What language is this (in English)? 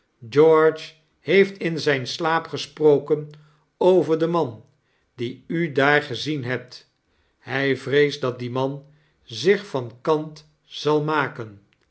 Dutch